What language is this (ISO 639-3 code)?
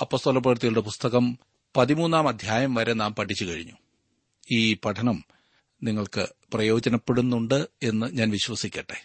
mal